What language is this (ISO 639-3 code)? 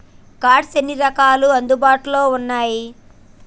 tel